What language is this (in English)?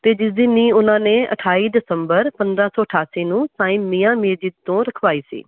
Punjabi